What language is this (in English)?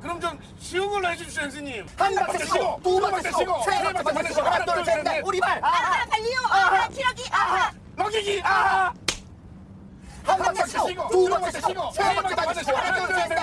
Korean